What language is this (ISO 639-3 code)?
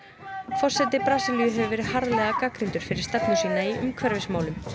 isl